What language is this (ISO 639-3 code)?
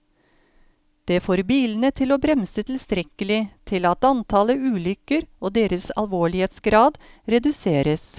nor